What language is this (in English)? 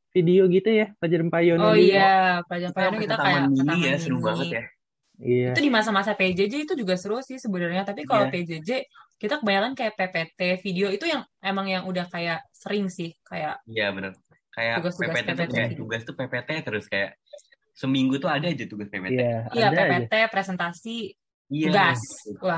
Indonesian